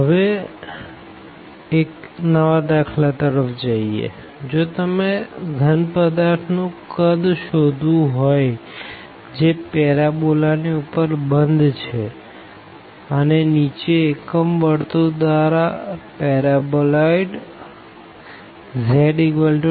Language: Gujarati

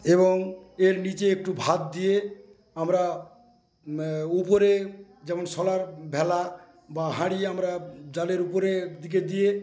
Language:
Bangla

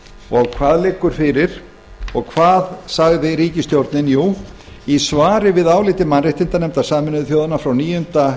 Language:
Icelandic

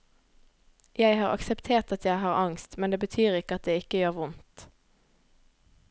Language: Norwegian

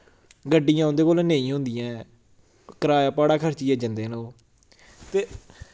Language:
Dogri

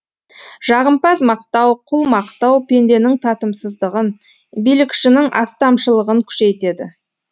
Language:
Kazakh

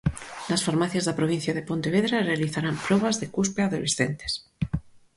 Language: Galician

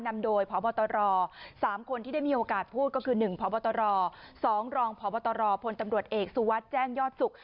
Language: Thai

